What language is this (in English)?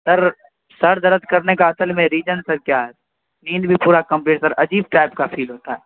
Urdu